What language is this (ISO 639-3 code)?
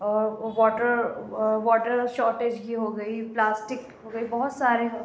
urd